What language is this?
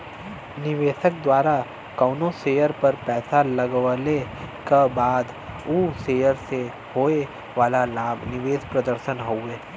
Bhojpuri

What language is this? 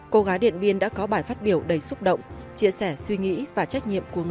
Vietnamese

